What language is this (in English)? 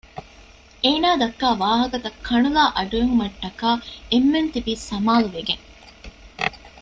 Divehi